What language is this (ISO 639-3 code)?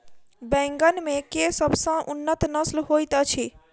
mai